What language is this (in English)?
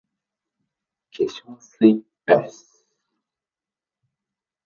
Japanese